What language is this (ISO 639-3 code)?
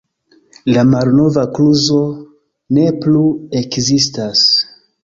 epo